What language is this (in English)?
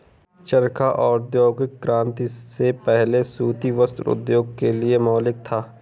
Hindi